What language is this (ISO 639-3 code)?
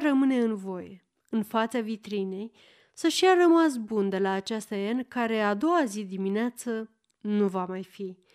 ron